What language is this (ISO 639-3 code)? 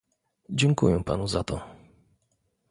pol